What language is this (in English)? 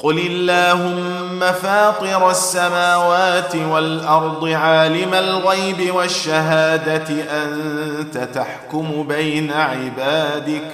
Arabic